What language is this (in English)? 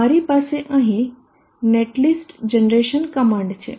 Gujarati